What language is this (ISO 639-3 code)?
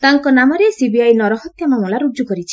ori